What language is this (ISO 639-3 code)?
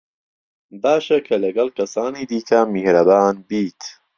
ckb